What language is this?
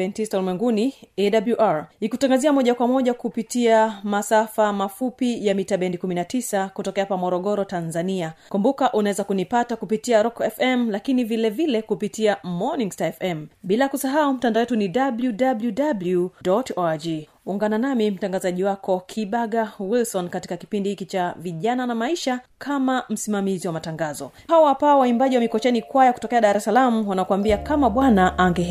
Swahili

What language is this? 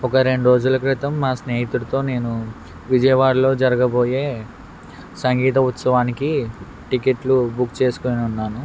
Telugu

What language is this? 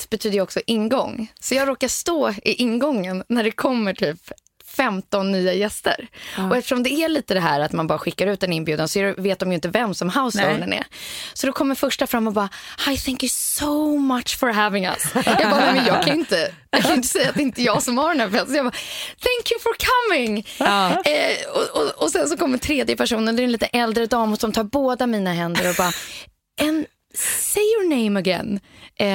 Swedish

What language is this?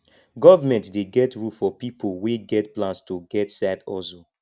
Nigerian Pidgin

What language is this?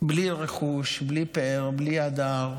Hebrew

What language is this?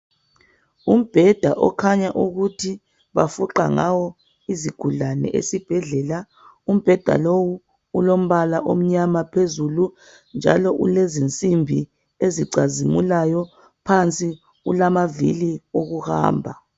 North Ndebele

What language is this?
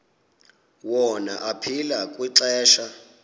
Xhosa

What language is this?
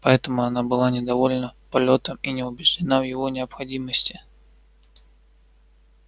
Russian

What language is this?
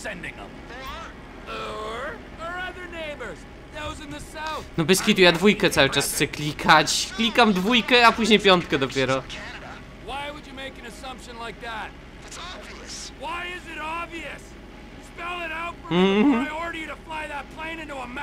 Polish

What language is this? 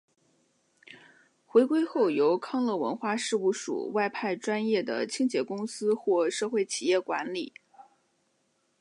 Chinese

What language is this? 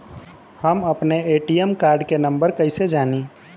Bhojpuri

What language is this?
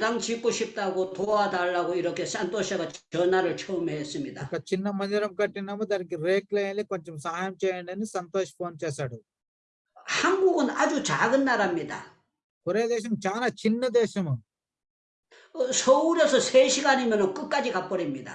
Korean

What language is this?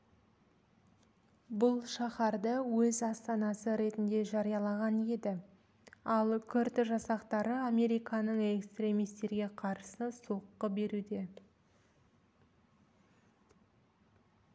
Kazakh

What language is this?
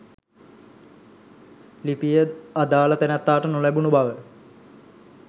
Sinhala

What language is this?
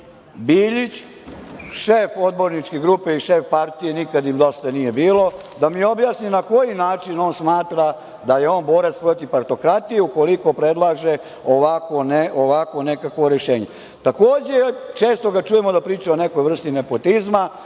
Serbian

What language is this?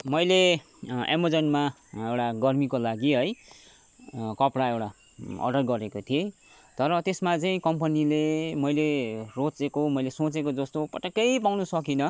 Nepali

